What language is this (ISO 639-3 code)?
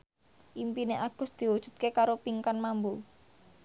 jav